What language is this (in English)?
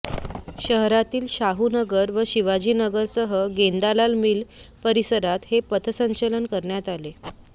Marathi